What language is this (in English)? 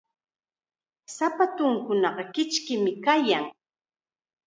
Chiquián Ancash Quechua